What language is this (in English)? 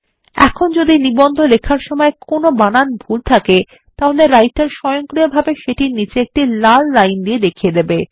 Bangla